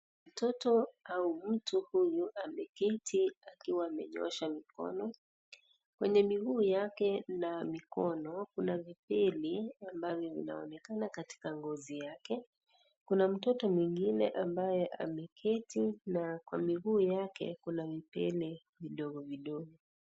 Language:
Swahili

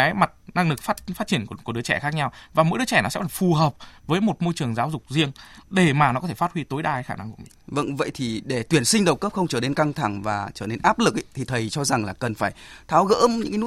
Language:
Vietnamese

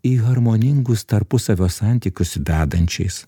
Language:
Lithuanian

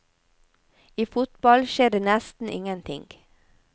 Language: Norwegian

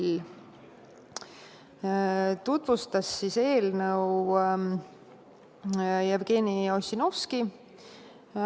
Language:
Estonian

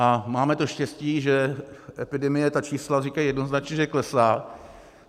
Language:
Czech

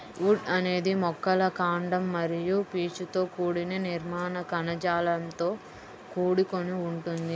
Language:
Telugu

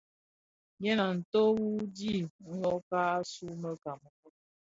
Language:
Bafia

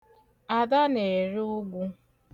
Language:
Igbo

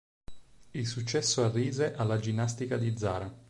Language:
Italian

